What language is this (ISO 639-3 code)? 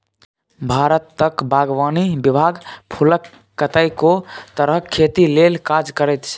mai